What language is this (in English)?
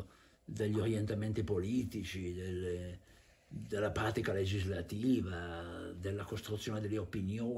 Italian